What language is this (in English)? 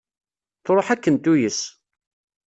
Kabyle